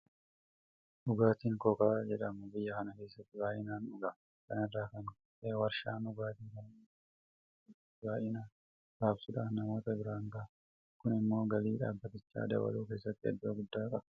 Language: Oromo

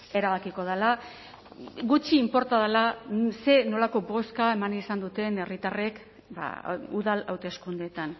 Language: Basque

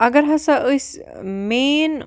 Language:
Kashmiri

